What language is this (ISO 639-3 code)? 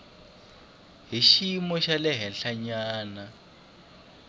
tso